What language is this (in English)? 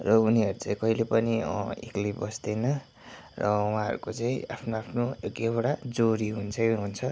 Nepali